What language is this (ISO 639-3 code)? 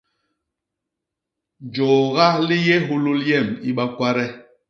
bas